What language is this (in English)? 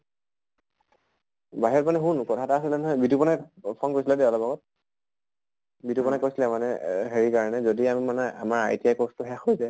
Assamese